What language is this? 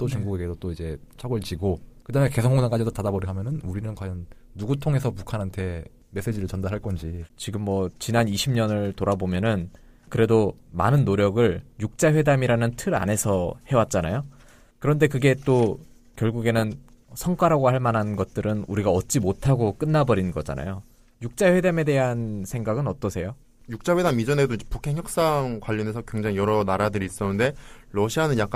Korean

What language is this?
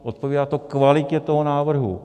Czech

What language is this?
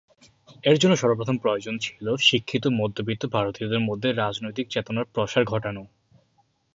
Bangla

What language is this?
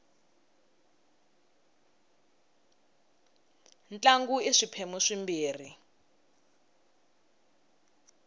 Tsonga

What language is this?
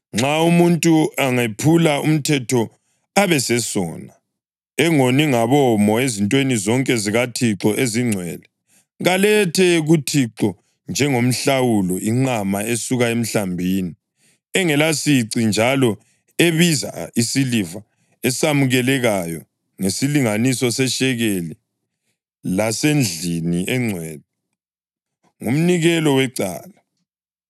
North Ndebele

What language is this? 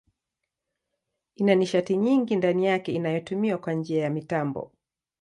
Swahili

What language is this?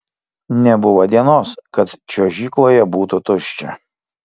Lithuanian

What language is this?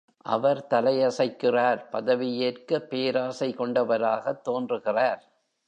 Tamil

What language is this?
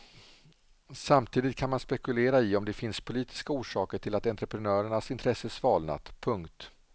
Swedish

